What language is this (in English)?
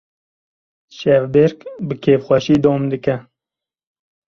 Kurdish